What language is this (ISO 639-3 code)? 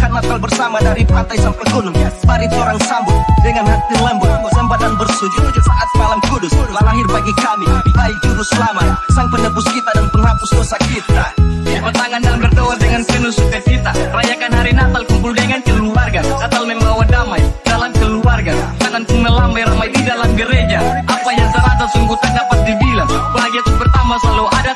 ind